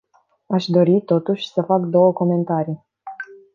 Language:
Romanian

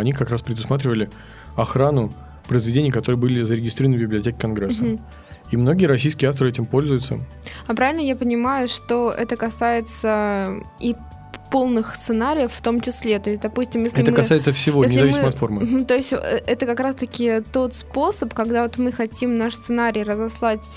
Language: Russian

